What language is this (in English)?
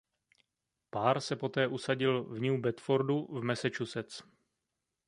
Czech